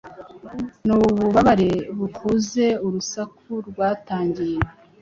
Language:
Kinyarwanda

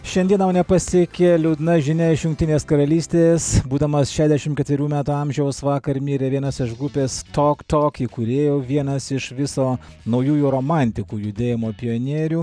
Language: Lithuanian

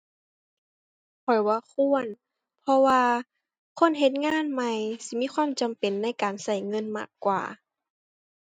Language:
Thai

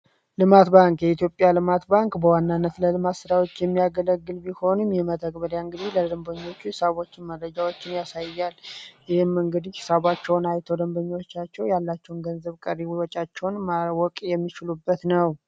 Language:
Amharic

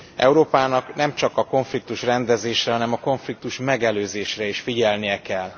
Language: Hungarian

